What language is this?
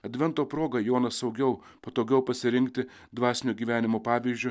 Lithuanian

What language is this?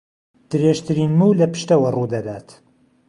Central Kurdish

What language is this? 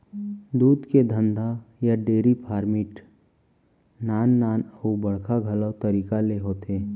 Chhattisgarhi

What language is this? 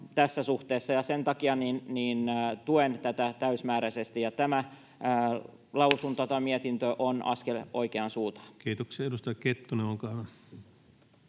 Finnish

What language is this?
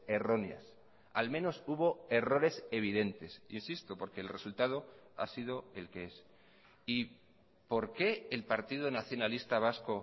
Spanish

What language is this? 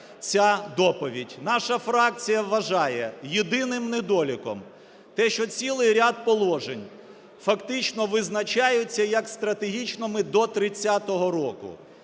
Ukrainian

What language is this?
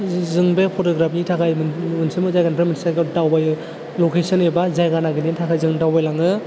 Bodo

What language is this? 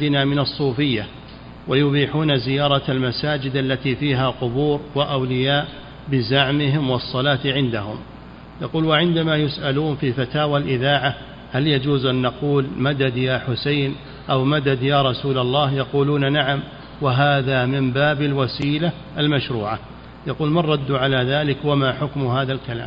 Arabic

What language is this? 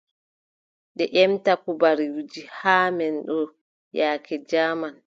Adamawa Fulfulde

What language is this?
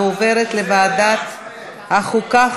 Hebrew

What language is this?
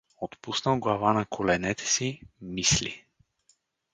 Bulgarian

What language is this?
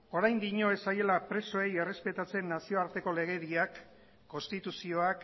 Basque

